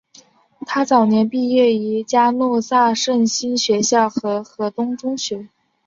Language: Chinese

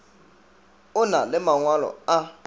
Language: Northern Sotho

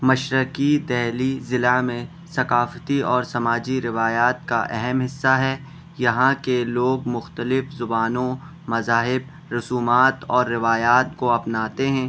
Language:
Urdu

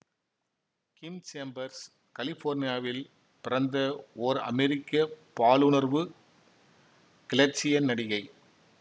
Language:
Tamil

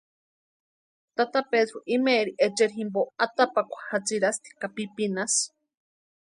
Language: Western Highland Purepecha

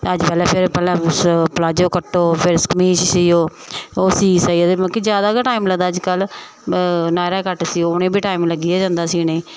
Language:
Dogri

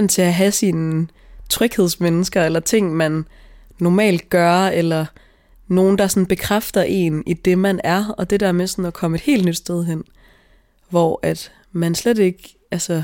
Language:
Danish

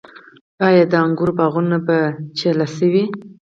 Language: Pashto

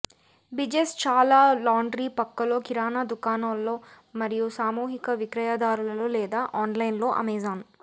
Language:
Telugu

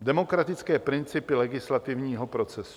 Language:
Czech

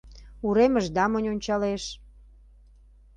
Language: Mari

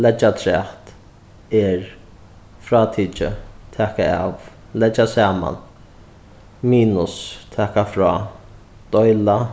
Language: Faroese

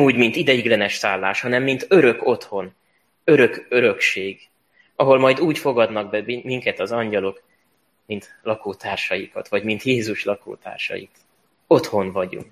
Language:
Hungarian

